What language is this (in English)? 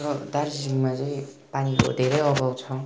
Nepali